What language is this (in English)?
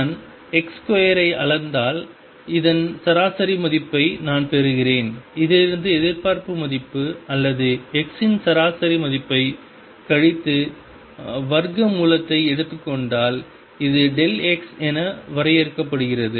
Tamil